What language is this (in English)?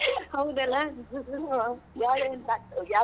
Kannada